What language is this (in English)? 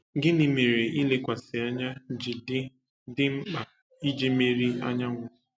Igbo